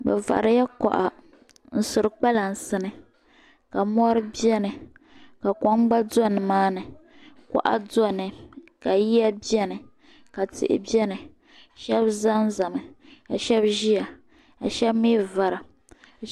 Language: Dagbani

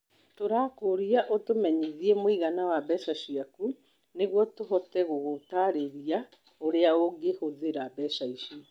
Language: Kikuyu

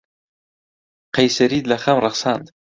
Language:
Central Kurdish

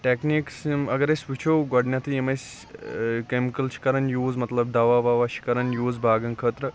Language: Kashmiri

